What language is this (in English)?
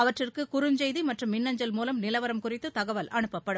Tamil